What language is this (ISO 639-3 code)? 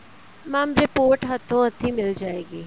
pan